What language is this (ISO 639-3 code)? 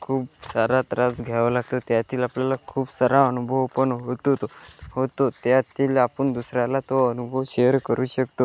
mar